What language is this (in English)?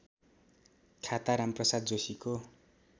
Nepali